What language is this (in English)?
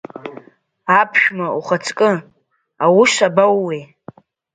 Abkhazian